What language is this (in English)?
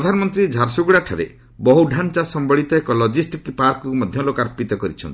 Odia